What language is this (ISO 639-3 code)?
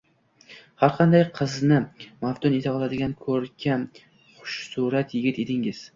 uzb